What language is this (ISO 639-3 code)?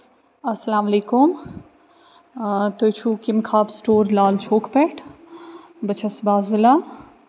kas